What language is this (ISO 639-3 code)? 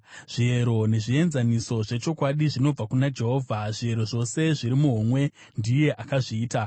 sna